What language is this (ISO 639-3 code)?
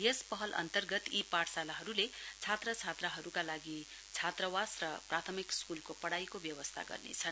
nep